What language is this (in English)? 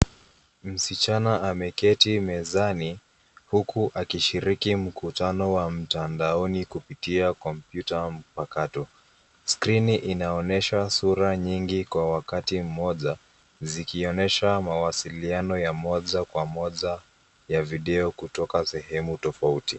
Swahili